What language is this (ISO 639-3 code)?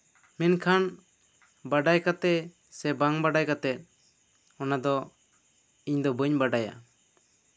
sat